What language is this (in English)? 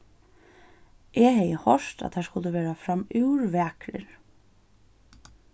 Faroese